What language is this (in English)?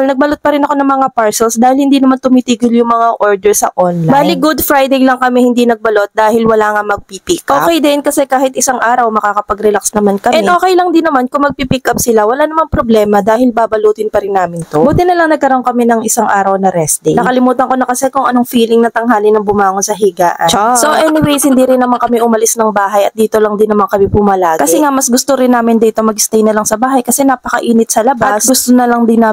Filipino